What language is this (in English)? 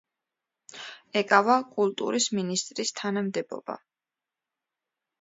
Georgian